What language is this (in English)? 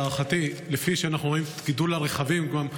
Hebrew